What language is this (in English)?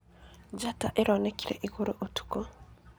Kikuyu